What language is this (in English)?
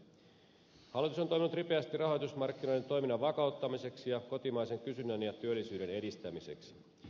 Finnish